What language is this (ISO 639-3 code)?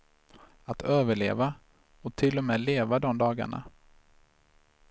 swe